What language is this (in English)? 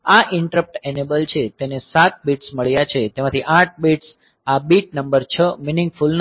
Gujarati